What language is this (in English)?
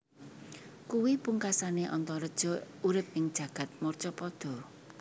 Javanese